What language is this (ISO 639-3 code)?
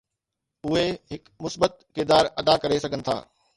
snd